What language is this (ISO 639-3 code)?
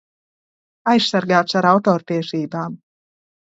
lav